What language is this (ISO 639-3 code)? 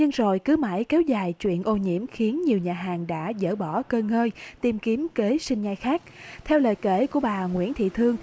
vie